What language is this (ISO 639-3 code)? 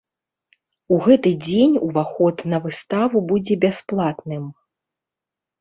bel